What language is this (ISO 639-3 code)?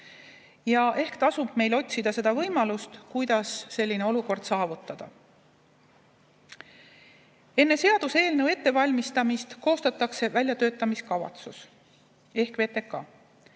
est